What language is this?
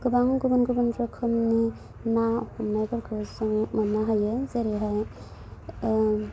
Bodo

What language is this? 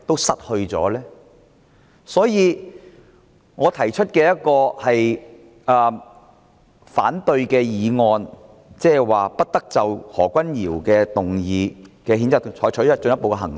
Cantonese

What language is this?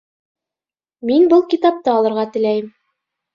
Bashkir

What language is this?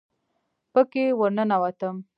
Pashto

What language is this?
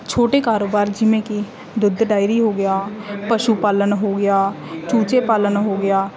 Punjabi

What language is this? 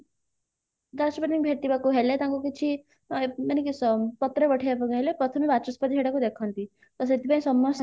Odia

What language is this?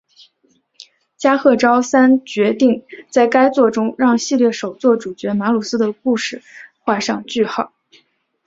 Chinese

